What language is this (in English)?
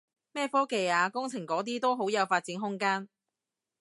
Cantonese